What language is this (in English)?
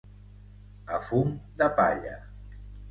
Catalan